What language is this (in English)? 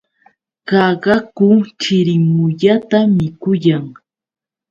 Yauyos Quechua